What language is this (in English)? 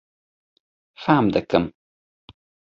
Kurdish